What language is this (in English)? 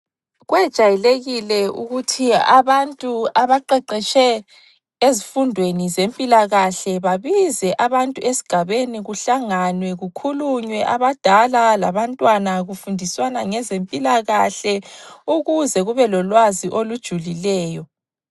North Ndebele